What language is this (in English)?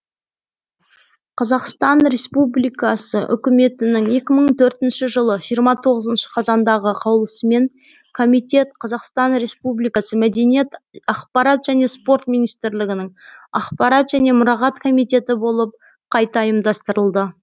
Kazakh